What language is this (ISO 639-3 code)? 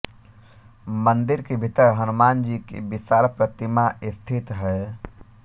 hin